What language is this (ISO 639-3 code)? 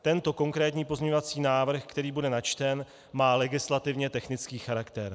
ces